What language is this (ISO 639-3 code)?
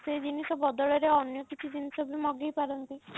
ori